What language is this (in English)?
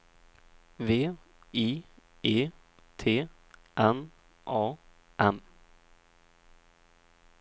Swedish